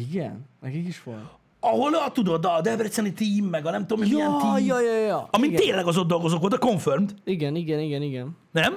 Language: Hungarian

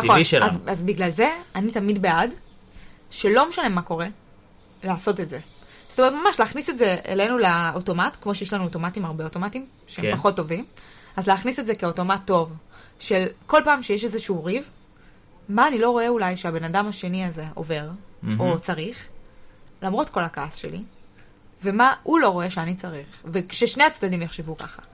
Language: Hebrew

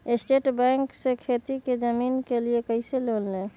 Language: Magahi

